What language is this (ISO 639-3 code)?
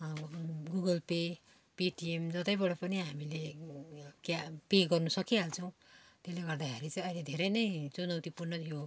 nep